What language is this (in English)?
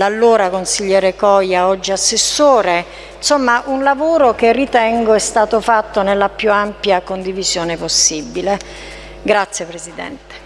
Italian